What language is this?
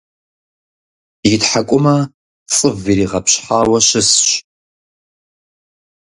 Kabardian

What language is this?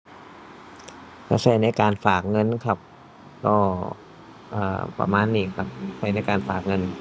Thai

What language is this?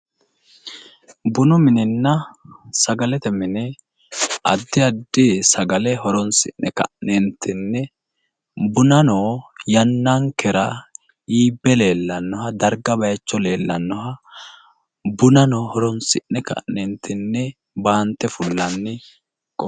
Sidamo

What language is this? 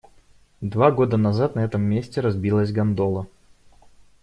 Russian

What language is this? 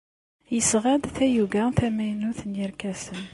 Kabyle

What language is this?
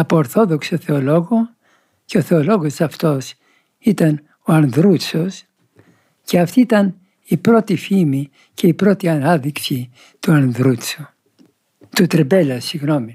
Greek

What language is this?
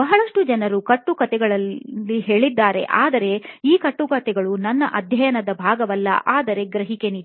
Kannada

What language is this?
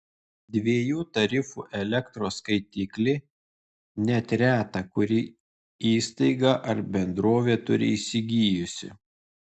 Lithuanian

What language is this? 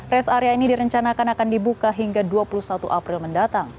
Indonesian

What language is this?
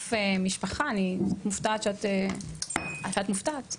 Hebrew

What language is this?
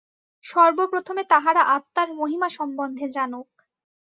Bangla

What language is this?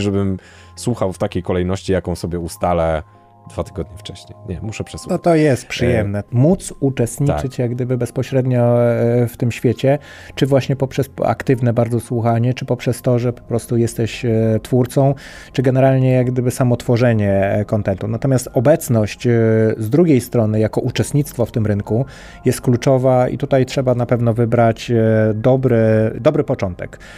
Polish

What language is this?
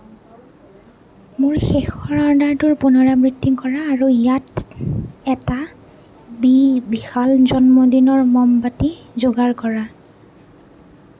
Assamese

